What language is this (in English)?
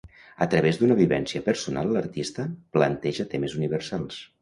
Catalan